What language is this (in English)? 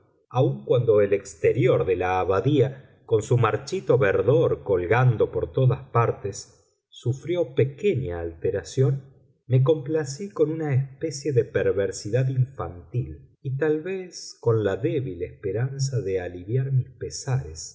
Spanish